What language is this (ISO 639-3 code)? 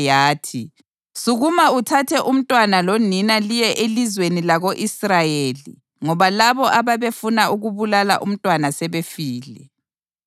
nde